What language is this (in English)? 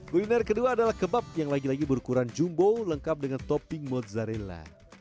Indonesian